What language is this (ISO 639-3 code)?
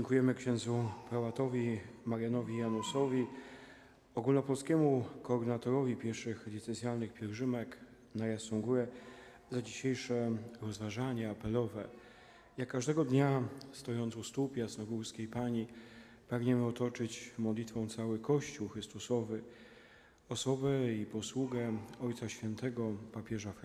pol